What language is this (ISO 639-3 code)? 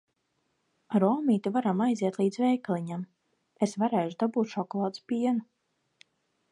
lav